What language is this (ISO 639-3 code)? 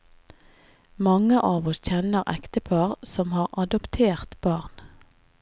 nor